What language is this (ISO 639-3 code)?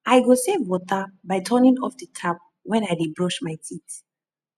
pcm